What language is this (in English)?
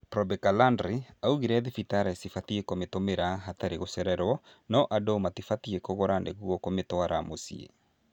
Kikuyu